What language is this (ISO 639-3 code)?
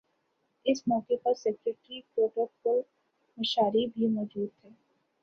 urd